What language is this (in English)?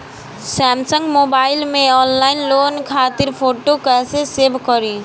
Bhojpuri